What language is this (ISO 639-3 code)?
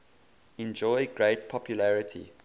eng